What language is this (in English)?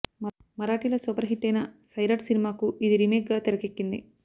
Telugu